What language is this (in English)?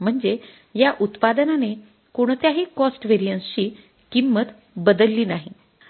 Marathi